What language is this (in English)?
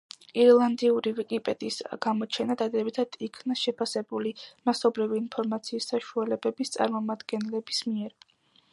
Georgian